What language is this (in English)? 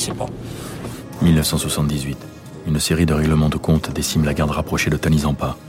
French